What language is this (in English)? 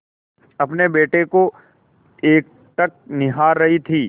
Hindi